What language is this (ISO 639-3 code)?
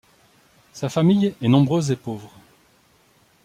fra